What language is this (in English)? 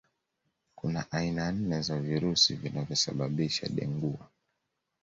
Swahili